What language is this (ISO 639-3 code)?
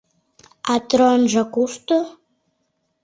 chm